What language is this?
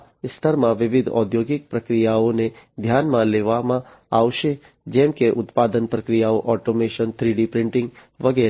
Gujarati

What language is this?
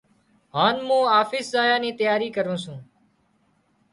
Wadiyara Koli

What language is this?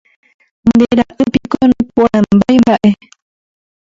Guarani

